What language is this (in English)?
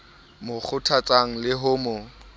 Southern Sotho